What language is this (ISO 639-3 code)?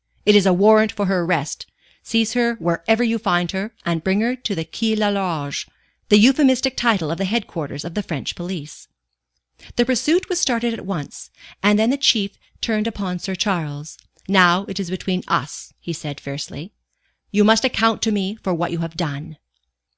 eng